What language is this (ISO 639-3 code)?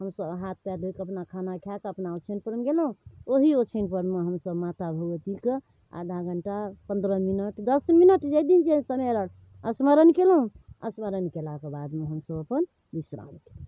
mai